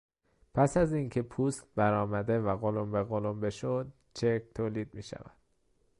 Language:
Persian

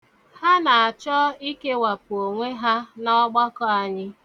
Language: Igbo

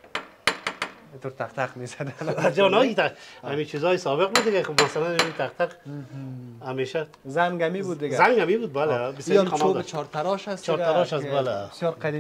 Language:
Persian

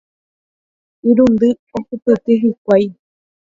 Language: Guarani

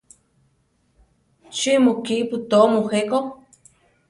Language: Central Tarahumara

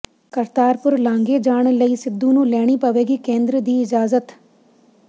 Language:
Punjabi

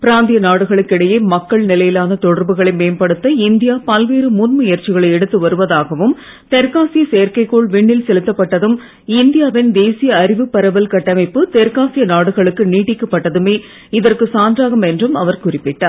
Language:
Tamil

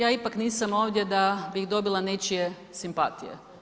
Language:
Croatian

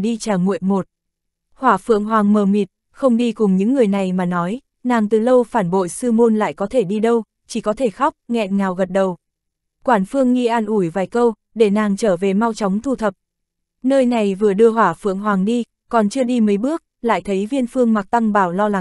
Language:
Vietnamese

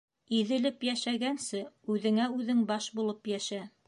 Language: Bashkir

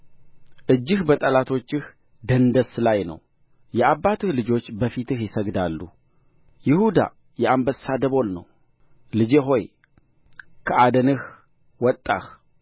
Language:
Amharic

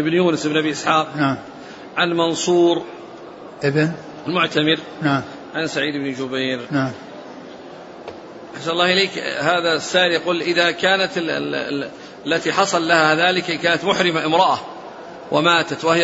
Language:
Arabic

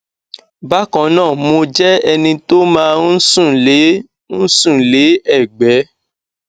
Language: Yoruba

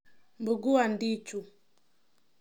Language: Kalenjin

